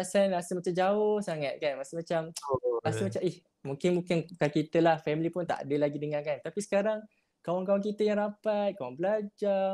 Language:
Malay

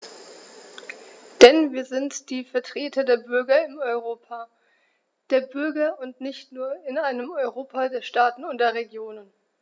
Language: German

